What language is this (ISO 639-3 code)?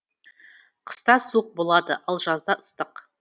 kaz